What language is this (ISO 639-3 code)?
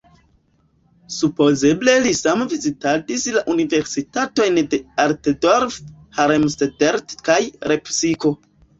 epo